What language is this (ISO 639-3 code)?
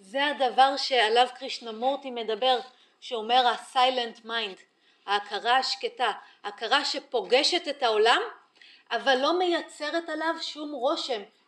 heb